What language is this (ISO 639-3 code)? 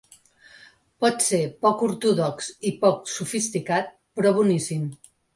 cat